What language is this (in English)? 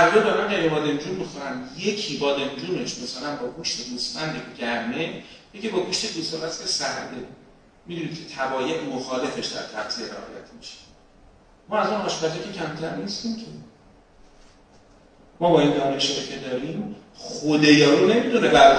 Persian